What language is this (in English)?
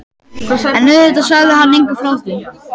Icelandic